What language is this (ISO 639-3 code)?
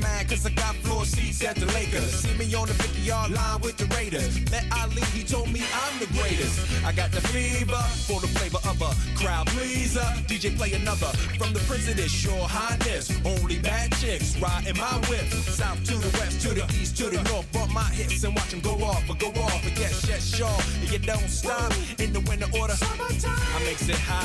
nld